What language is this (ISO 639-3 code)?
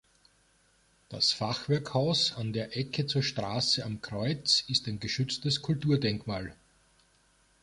deu